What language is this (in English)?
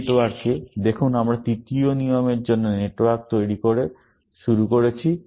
Bangla